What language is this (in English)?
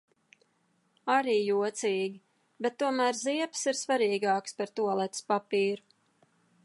Latvian